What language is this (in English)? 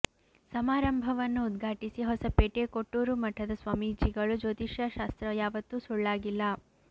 Kannada